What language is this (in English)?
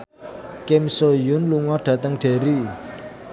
Javanese